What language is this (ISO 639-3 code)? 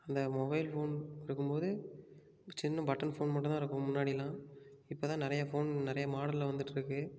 tam